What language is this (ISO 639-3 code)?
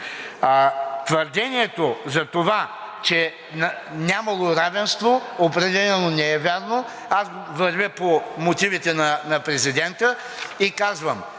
bul